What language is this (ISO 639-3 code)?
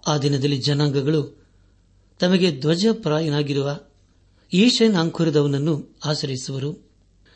kan